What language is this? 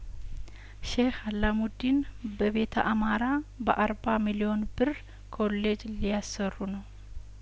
Amharic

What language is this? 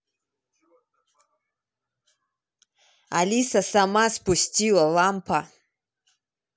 Russian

